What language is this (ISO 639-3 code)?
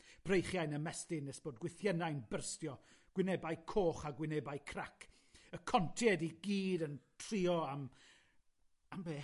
cym